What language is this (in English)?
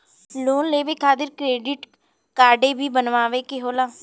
Bhojpuri